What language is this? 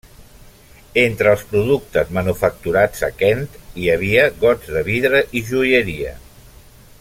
Catalan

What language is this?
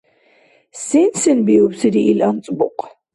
Dargwa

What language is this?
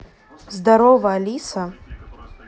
Russian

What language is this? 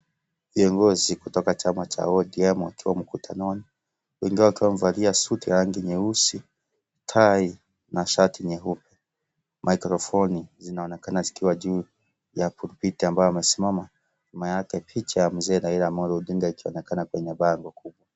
Swahili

